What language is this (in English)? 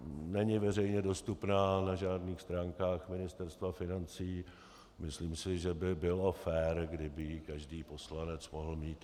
Czech